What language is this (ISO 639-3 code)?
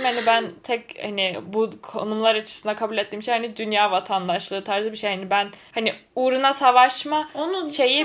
tur